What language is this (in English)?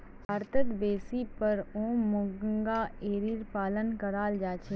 Magahi